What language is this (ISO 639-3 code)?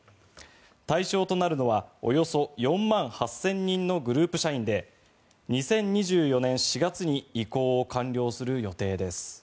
jpn